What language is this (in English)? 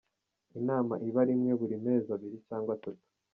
Kinyarwanda